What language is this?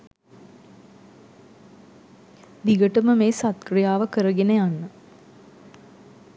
Sinhala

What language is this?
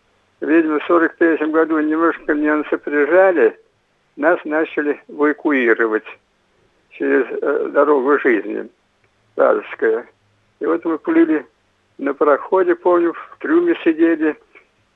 Russian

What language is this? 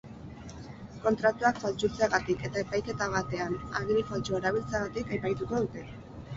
Basque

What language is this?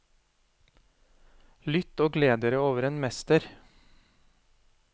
Norwegian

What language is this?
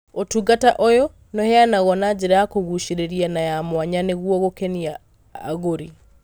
Kikuyu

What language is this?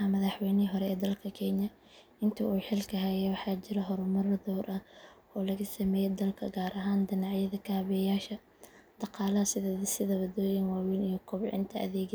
Somali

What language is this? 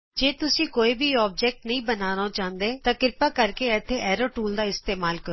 Punjabi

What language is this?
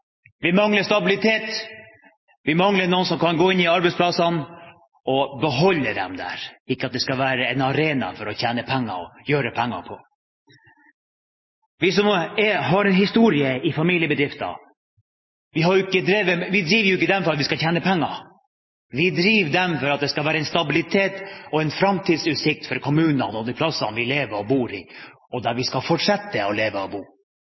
Norwegian Bokmål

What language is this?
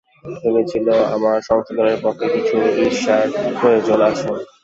Bangla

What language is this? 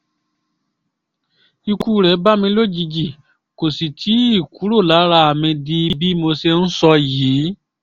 Yoruba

